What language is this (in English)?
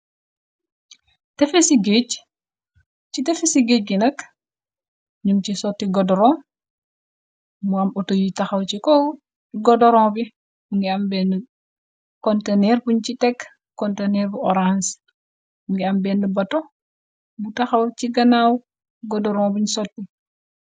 Wolof